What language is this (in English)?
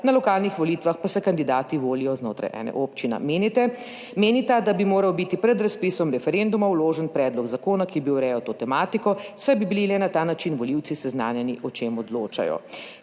Slovenian